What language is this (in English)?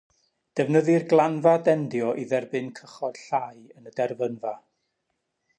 Welsh